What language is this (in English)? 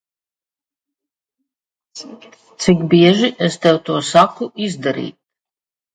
Latvian